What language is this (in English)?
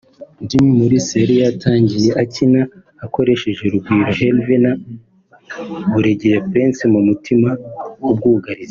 Kinyarwanda